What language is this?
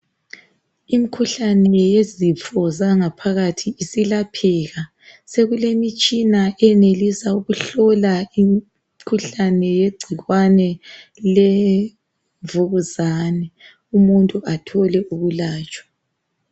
North Ndebele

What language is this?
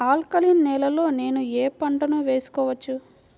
Telugu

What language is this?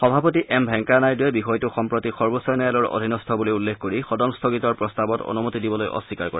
Assamese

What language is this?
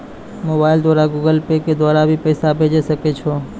Maithili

